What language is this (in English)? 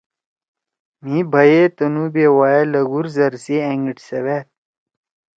Torwali